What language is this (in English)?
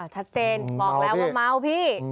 Thai